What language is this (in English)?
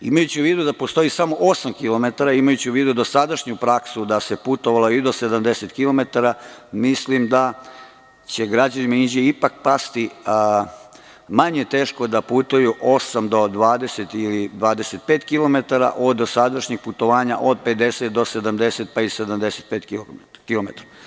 Serbian